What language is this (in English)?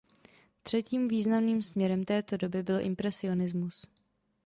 Czech